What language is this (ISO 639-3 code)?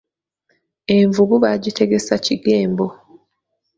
lug